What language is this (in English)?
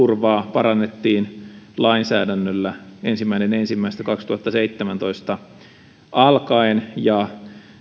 Finnish